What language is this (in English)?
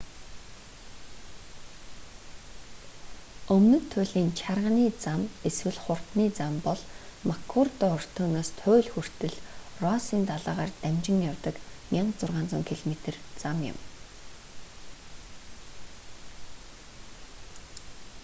Mongolian